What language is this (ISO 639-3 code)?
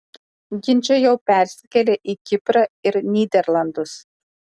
lit